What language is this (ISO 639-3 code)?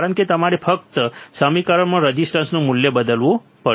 guj